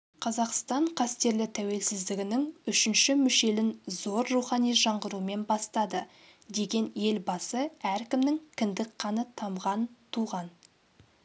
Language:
Kazakh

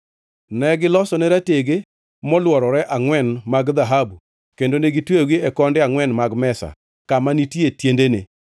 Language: Luo (Kenya and Tanzania)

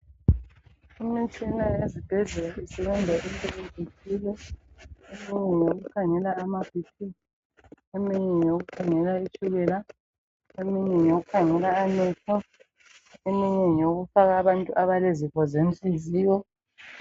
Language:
North Ndebele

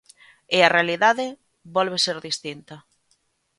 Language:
Galician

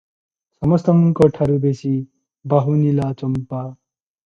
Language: Odia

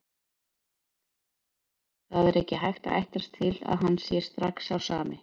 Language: Icelandic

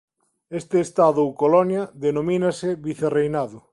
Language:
Galician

